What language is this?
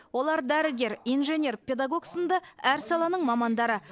Kazakh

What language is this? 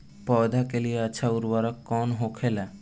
Bhojpuri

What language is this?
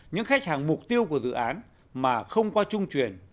Vietnamese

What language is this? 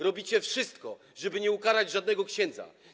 Polish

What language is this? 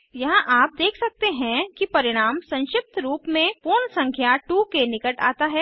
Hindi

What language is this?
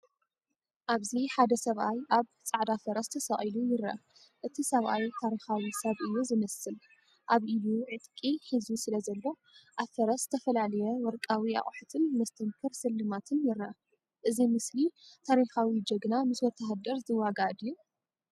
Tigrinya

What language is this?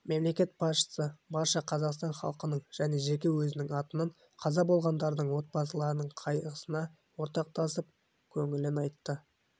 Kazakh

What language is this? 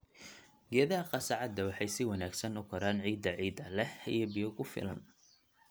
Somali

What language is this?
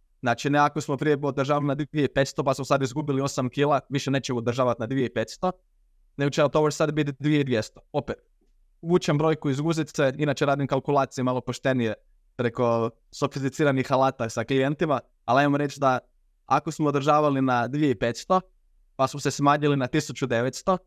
Croatian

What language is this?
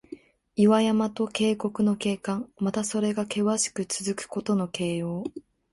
Japanese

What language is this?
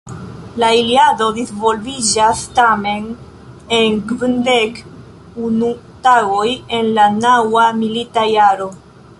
Esperanto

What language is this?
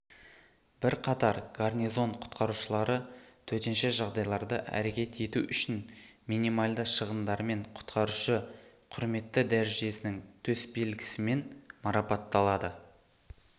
Kazakh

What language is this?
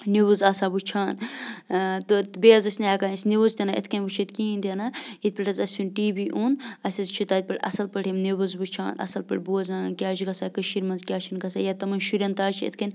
Kashmiri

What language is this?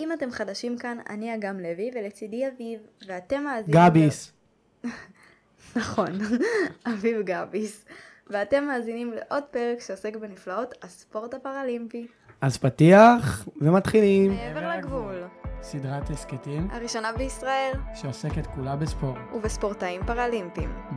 Hebrew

